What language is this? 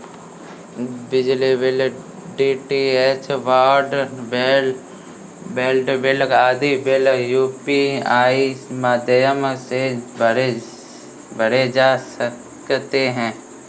Hindi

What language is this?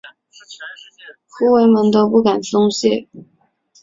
Chinese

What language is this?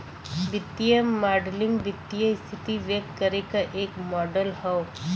Bhojpuri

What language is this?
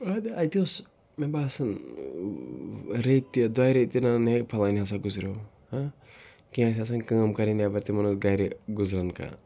Kashmiri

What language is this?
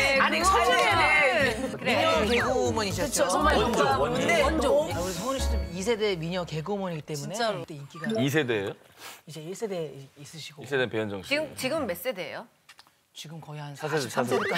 Korean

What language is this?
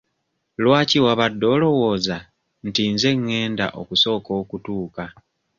Ganda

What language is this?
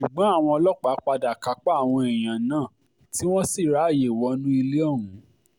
Yoruba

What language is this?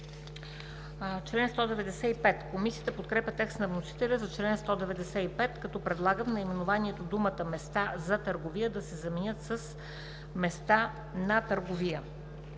Bulgarian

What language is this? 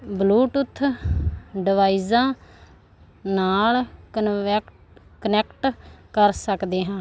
Punjabi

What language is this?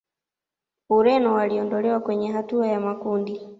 Swahili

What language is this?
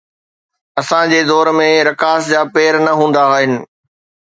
Sindhi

